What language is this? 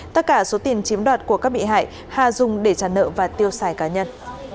Vietnamese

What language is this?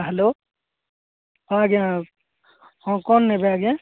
Odia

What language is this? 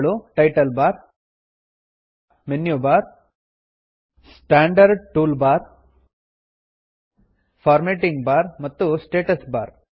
Kannada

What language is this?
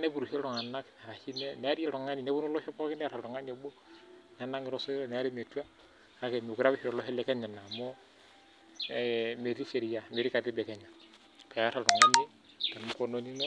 Masai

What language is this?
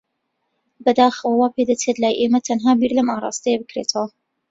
Central Kurdish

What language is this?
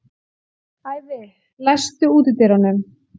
Icelandic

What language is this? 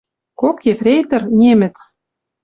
Western Mari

